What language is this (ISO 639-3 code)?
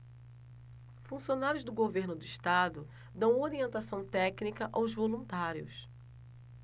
por